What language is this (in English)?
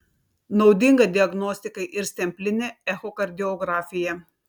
Lithuanian